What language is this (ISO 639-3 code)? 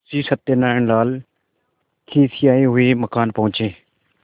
hin